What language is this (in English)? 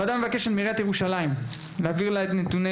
Hebrew